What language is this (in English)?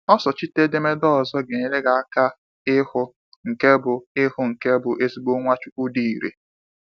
Igbo